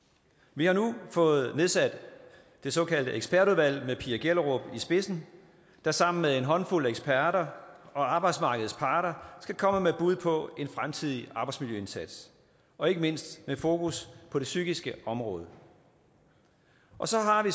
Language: Danish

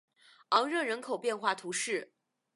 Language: Chinese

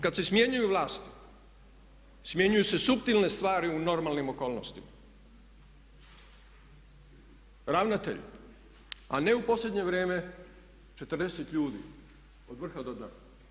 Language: Croatian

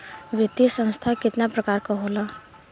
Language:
Bhojpuri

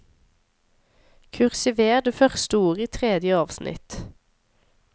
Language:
Norwegian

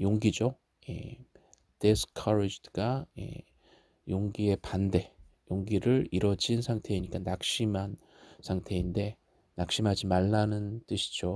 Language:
Korean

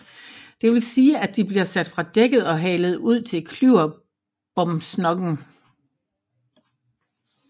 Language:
Danish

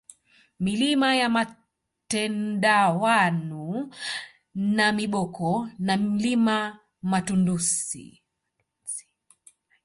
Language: Swahili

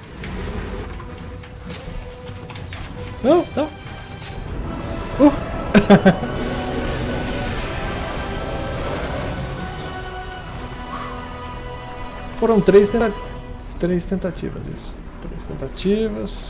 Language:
Portuguese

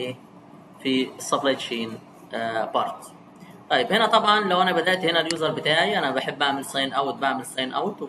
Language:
Arabic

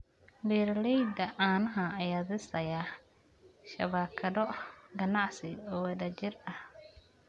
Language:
Somali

